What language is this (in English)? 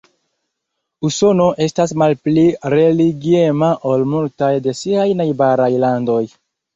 Esperanto